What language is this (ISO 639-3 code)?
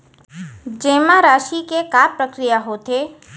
hne